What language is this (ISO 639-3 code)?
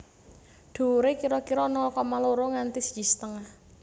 jav